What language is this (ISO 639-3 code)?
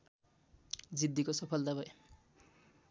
nep